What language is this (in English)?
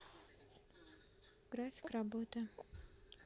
Russian